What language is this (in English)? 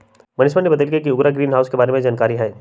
Magahi